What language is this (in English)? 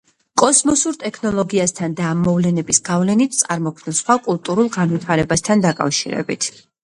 Georgian